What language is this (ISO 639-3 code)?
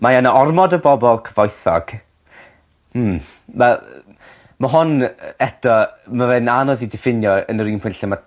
cym